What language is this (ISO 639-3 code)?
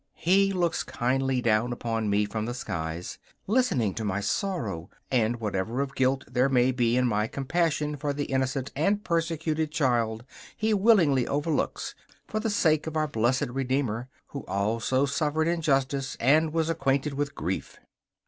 eng